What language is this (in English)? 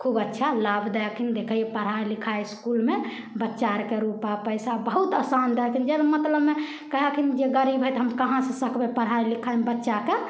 Maithili